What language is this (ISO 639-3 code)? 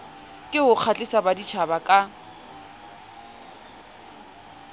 sot